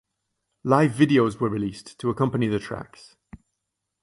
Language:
English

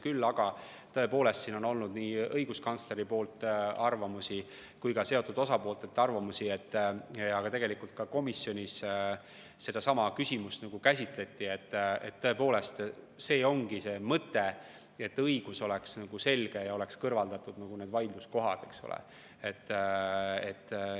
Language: Estonian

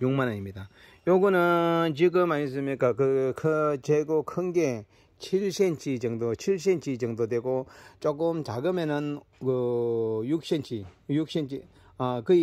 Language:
Korean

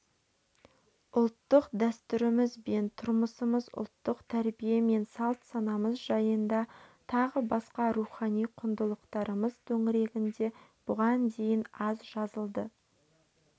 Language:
Kazakh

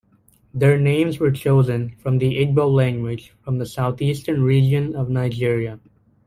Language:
English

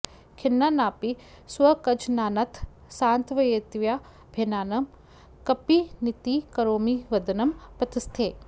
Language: Sanskrit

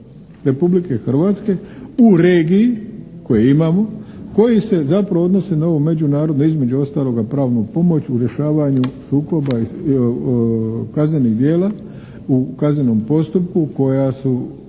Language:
Croatian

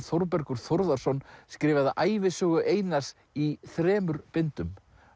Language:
Icelandic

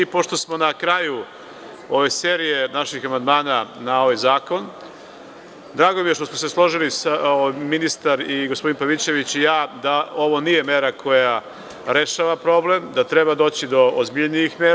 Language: Serbian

